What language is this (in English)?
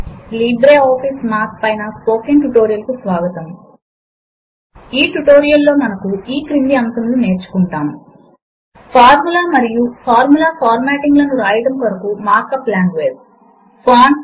Telugu